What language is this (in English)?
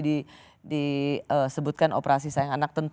Indonesian